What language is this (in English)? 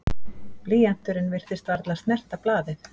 Icelandic